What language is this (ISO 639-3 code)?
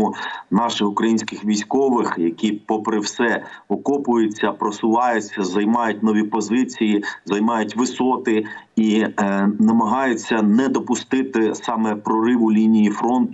ukr